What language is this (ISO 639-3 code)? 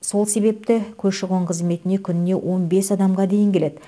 kaz